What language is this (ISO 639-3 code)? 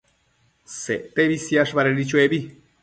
mcf